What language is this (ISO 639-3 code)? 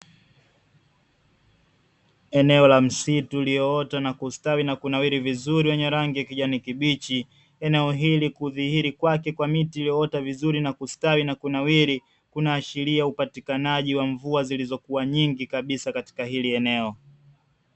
swa